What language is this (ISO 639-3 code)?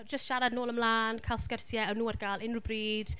cym